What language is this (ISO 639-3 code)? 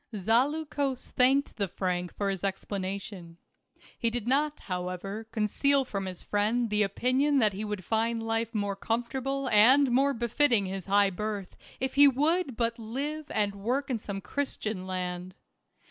eng